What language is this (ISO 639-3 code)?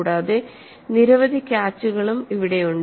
mal